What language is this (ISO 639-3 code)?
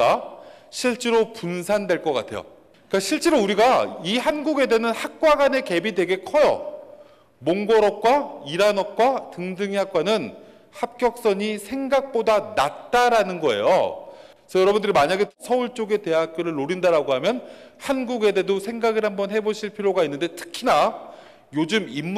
kor